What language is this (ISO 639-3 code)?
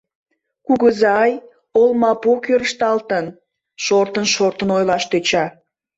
chm